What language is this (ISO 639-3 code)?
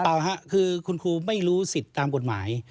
tha